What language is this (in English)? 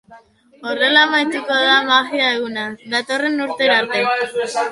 Basque